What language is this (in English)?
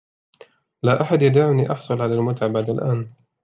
Arabic